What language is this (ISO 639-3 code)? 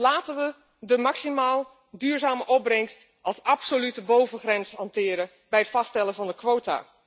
nld